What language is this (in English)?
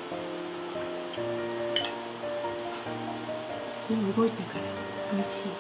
Japanese